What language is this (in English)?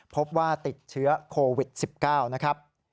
Thai